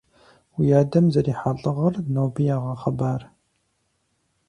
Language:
Kabardian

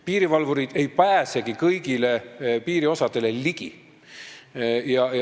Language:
Estonian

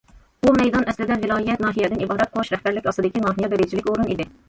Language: Uyghur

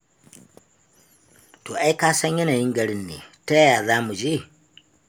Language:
Hausa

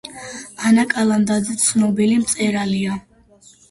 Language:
Georgian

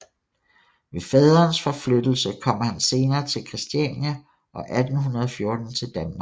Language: Danish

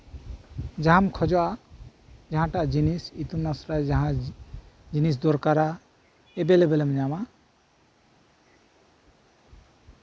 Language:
Santali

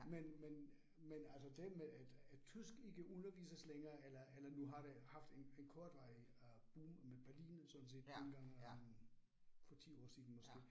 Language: Danish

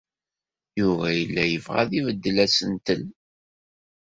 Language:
Kabyle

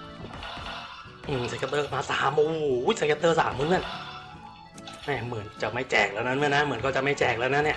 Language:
Thai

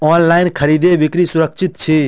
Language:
Maithili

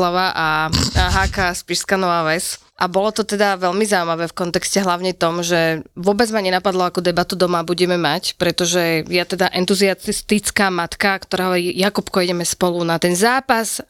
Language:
Slovak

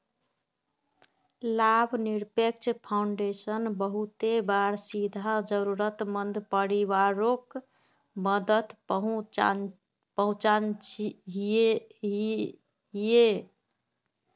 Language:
Magahi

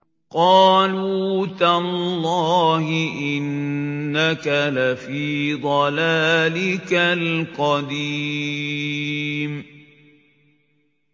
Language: Arabic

